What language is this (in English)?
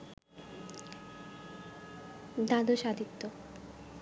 Bangla